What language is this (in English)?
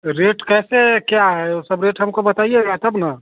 Hindi